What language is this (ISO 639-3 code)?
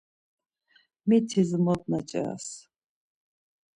lzz